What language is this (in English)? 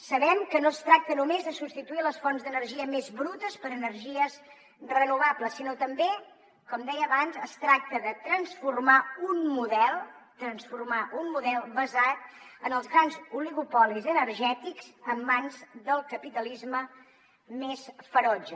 Catalan